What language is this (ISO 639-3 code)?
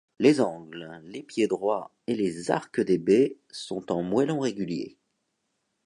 fra